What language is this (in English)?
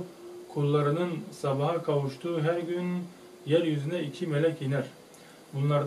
Turkish